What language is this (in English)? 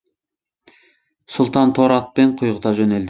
Kazakh